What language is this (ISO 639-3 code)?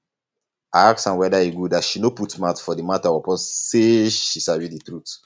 pcm